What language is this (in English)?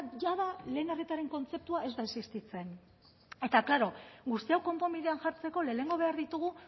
Basque